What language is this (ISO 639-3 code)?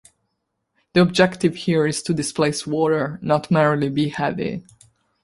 eng